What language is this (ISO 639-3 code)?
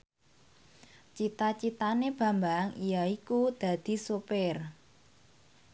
jav